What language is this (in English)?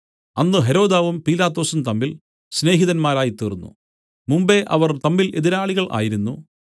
Malayalam